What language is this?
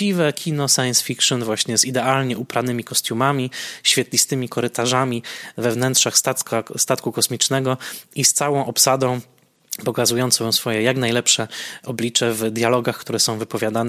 Polish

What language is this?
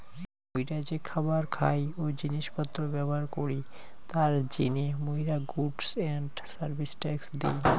Bangla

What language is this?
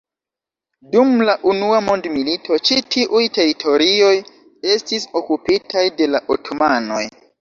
Esperanto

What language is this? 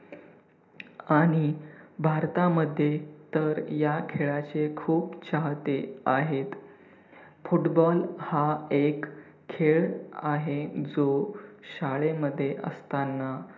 Marathi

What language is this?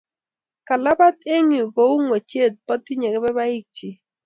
Kalenjin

